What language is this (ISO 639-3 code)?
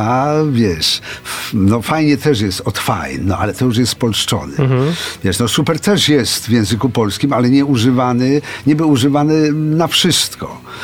pol